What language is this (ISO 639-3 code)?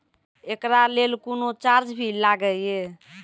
mai